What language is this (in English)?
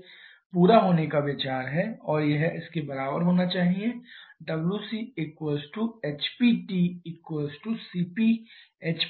Hindi